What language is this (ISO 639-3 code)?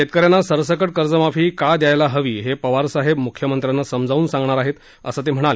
mar